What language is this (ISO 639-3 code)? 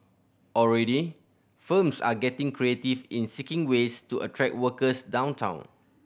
eng